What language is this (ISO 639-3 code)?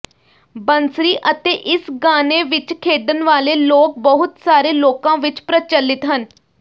pan